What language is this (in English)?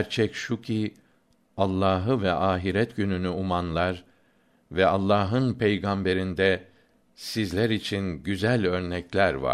Turkish